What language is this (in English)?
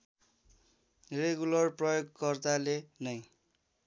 Nepali